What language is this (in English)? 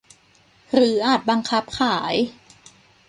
Thai